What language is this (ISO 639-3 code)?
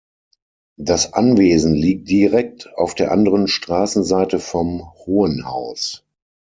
deu